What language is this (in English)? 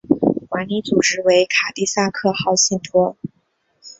Chinese